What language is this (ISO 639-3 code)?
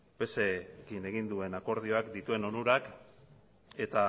eus